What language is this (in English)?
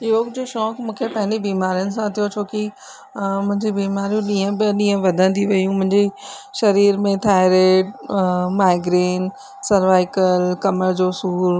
Sindhi